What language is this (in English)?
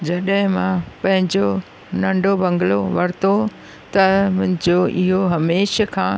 Sindhi